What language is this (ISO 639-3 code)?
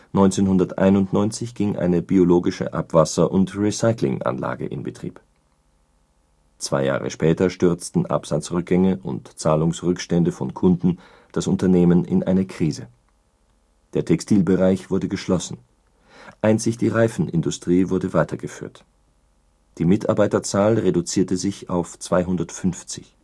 deu